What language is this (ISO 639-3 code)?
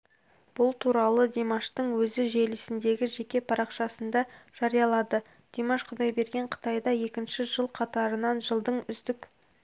kaz